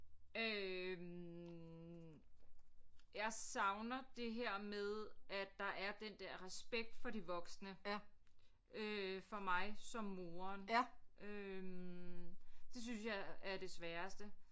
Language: Danish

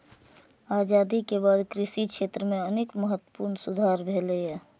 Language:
Maithili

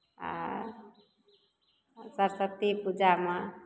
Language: Maithili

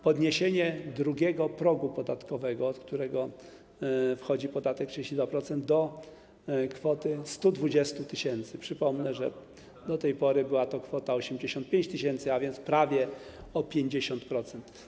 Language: Polish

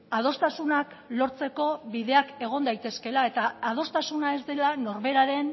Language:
Basque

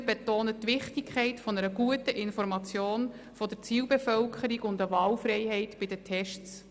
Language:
Swiss German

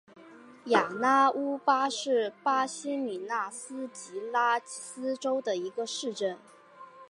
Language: Chinese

